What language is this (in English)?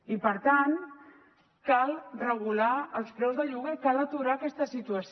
Catalan